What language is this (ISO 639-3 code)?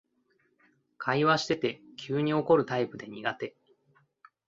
jpn